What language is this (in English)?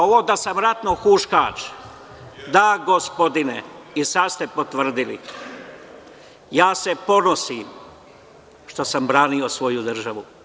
Serbian